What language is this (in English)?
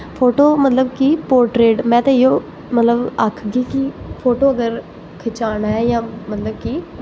Dogri